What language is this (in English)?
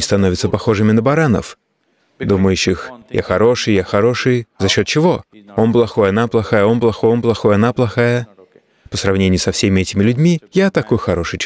Russian